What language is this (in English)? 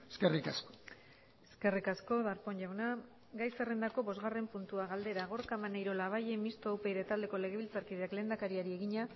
Basque